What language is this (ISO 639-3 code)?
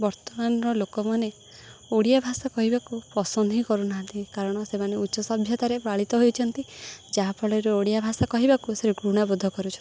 ori